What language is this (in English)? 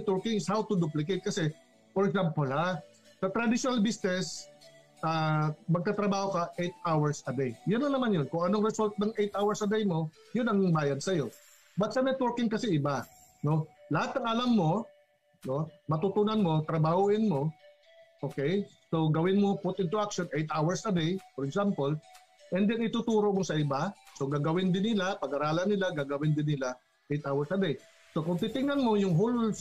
Filipino